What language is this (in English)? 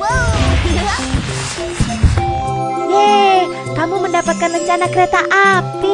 Indonesian